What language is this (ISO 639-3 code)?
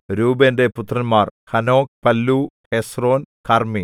mal